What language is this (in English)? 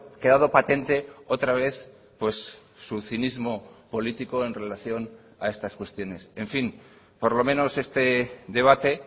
Spanish